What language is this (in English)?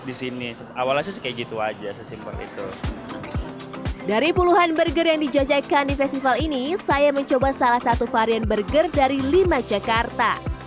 Indonesian